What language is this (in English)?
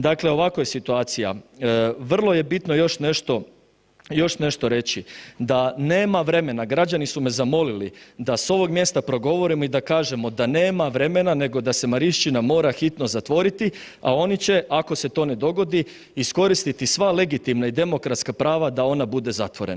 Croatian